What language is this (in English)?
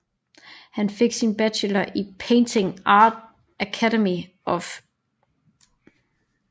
Danish